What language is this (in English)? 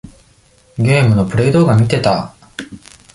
Japanese